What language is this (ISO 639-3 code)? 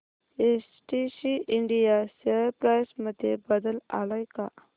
mar